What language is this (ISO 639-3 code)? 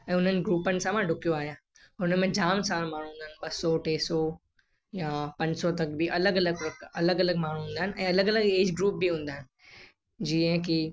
snd